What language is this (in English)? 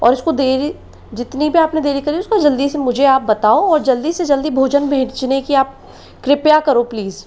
Hindi